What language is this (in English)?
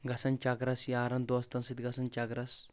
Kashmiri